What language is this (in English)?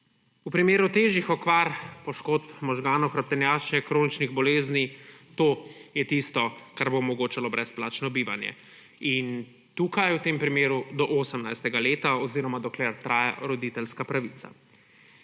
Slovenian